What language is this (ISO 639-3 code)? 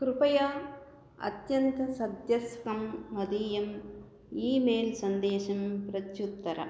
san